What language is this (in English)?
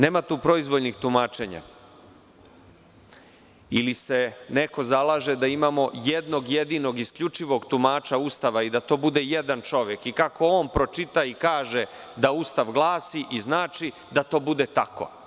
Serbian